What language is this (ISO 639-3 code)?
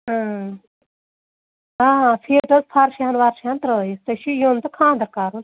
kas